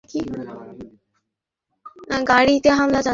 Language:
Bangla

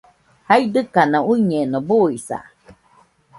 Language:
Nüpode Huitoto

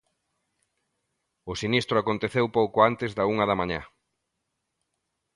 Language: Galician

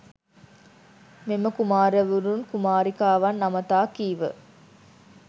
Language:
Sinhala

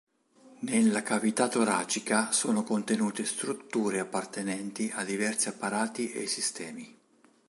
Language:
Italian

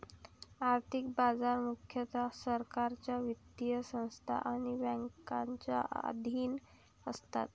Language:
Marathi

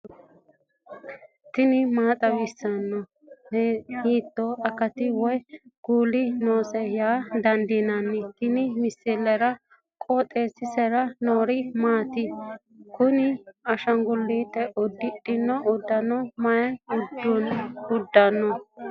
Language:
Sidamo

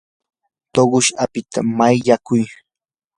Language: Yanahuanca Pasco Quechua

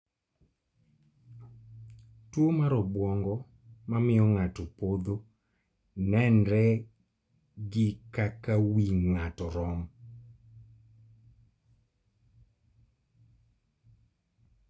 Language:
Luo (Kenya and Tanzania)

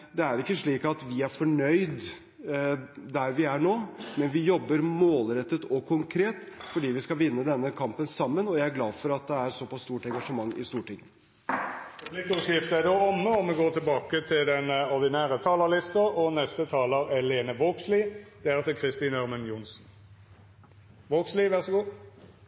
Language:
Norwegian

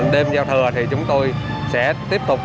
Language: Vietnamese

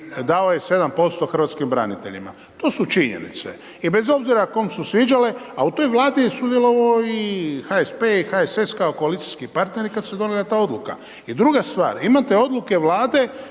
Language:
Croatian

